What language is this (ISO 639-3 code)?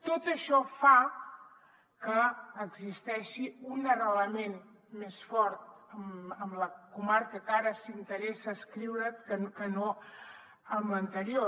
cat